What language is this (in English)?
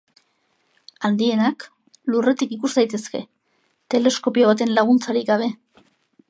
Basque